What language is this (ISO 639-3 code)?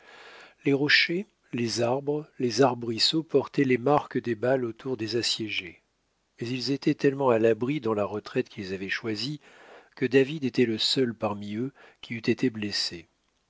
fra